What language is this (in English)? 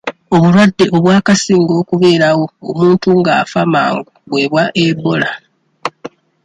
Ganda